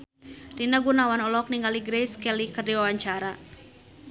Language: Sundanese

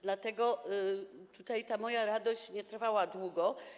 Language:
Polish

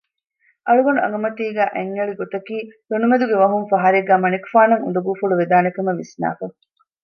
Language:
Divehi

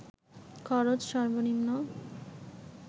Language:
Bangla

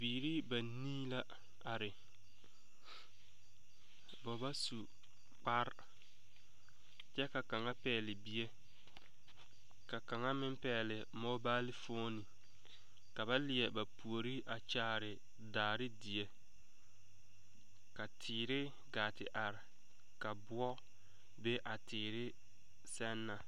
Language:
Southern Dagaare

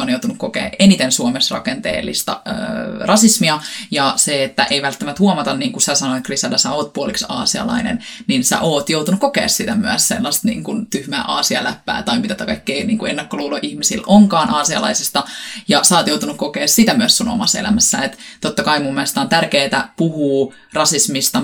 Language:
Finnish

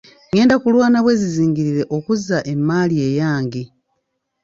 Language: Ganda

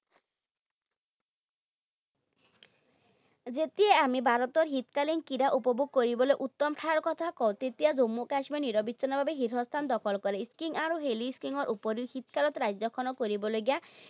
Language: Assamese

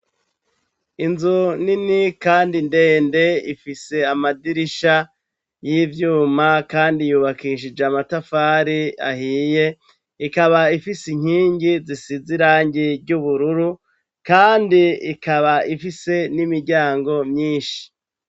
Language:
Rundi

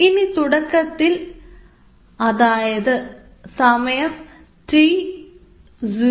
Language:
Malayalam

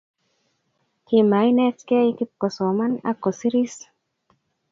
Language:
Kalenjin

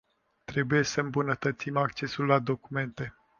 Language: Romanian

